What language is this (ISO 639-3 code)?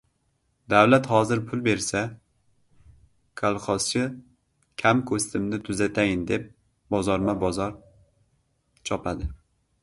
uzb